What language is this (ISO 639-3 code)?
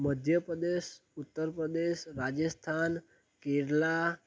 guj